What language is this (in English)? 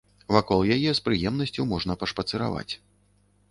Belarusian